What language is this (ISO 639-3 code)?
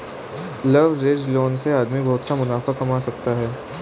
hin